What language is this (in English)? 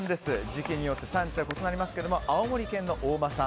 Japanese